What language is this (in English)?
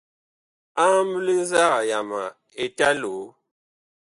Bakoko